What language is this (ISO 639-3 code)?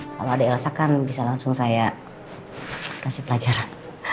ind